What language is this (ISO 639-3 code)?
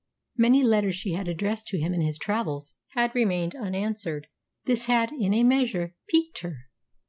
eng